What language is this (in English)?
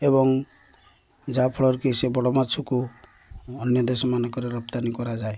Odia